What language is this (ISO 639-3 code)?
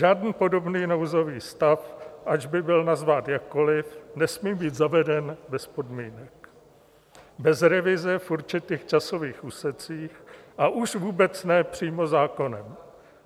ces